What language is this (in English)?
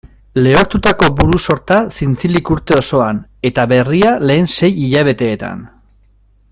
Basque